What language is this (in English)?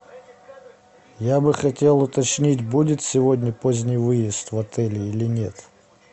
Russian